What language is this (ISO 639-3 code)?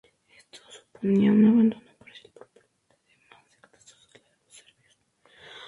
spa